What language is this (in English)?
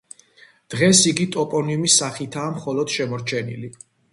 Georgian